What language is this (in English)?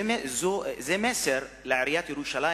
Hebrew